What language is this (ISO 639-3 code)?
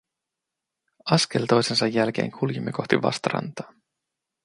fin